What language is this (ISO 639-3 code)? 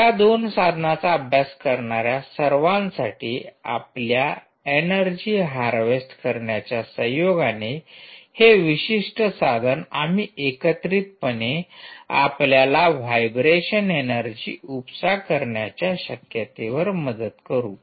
mar